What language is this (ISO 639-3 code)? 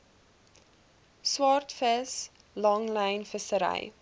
afr